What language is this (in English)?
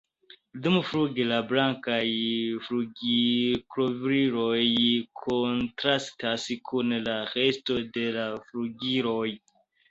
Esperanto